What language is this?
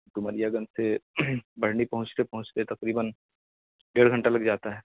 Urdu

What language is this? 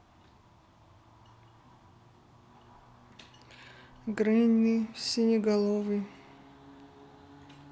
Russian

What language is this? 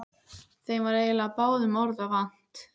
Icelandic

